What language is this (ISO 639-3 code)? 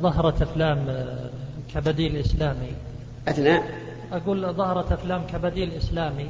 ara